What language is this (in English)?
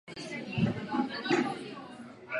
Czech